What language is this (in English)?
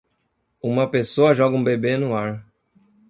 Portuguese